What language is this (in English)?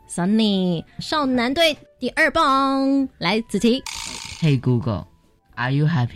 Chinese